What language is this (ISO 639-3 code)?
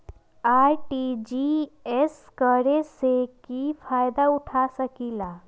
mag